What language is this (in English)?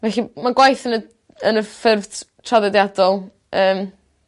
Welsh